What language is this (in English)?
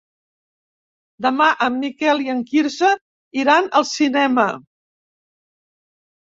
Catalan